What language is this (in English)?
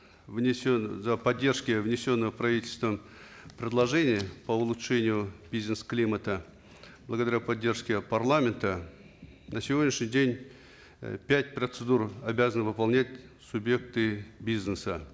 Kazakh